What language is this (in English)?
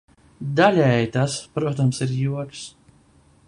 Latvian